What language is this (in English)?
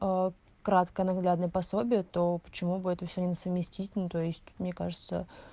Russian